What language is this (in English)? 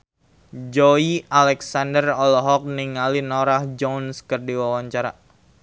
Sundanese